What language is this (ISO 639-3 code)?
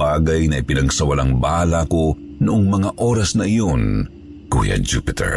fil